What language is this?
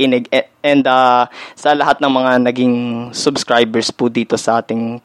Filipino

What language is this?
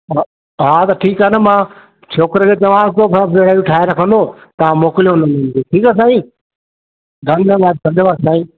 Sindhi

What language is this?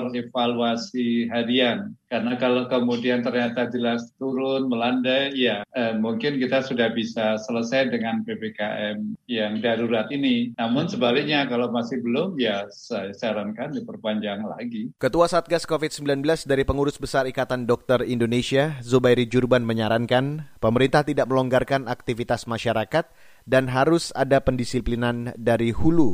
Indonesian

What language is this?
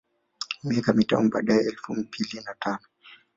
Swahili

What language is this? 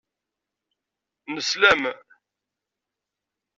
Kabyle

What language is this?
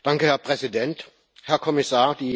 German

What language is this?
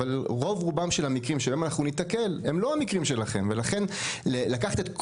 Hebrew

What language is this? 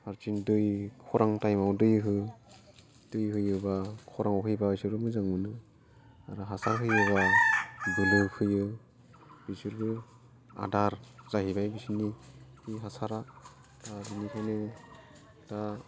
Bodo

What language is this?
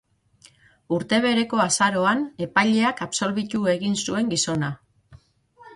Basque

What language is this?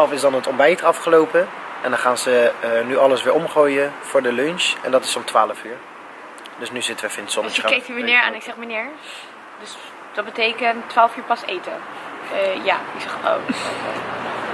Dutch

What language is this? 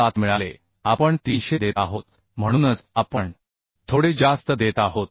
Marathi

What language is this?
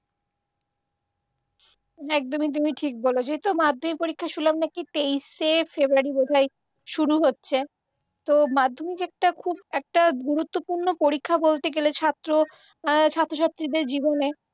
Bangla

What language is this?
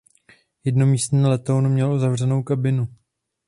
Czech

